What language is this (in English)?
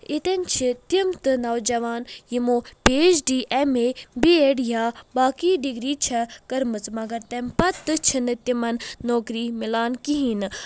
Kashmiri